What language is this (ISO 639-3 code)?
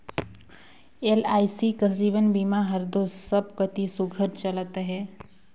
hne